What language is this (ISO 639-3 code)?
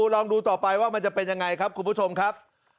tha